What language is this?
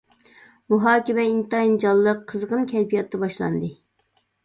Uyghur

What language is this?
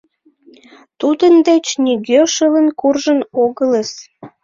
Mari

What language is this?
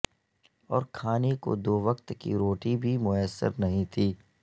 Urdu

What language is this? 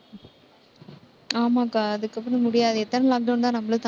Tamil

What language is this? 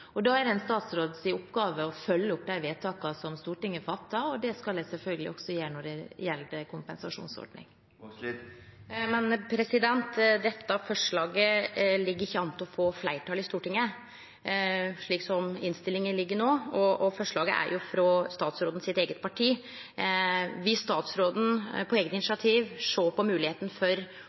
Norwegian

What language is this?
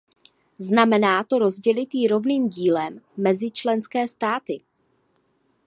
Czech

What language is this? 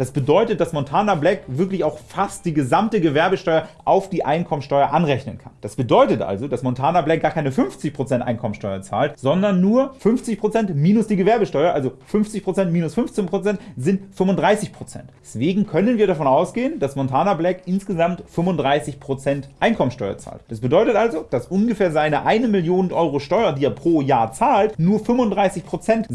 German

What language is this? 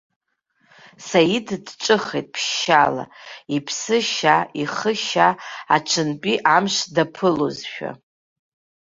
Abkhazian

